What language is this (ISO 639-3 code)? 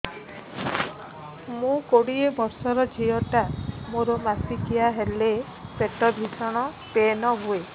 ori